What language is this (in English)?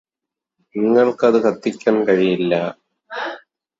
Malayalam